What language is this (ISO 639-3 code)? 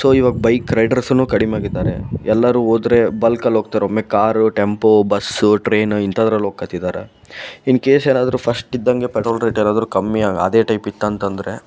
kan